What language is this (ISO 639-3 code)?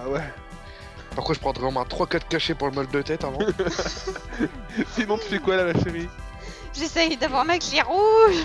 fra